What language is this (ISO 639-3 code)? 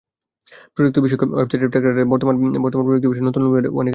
ben